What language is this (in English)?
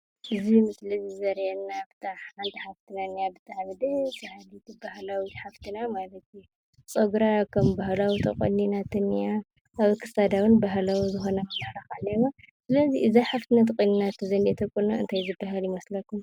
Tigrinya